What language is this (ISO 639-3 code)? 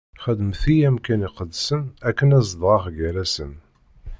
kab